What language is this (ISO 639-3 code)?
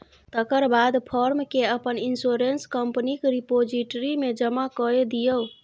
mai